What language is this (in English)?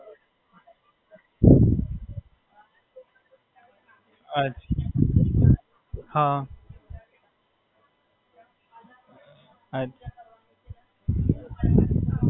Gujarati